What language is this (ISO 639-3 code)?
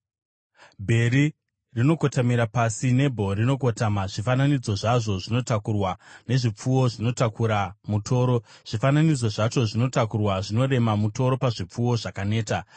sna